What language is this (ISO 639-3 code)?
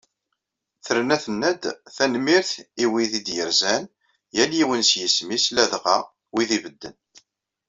kab